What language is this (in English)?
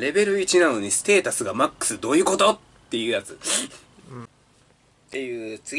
Japanese